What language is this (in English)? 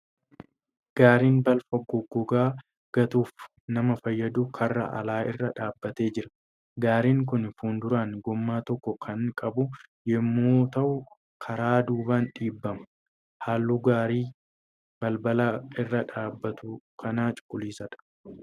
Oromo